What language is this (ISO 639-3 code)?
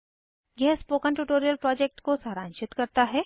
hin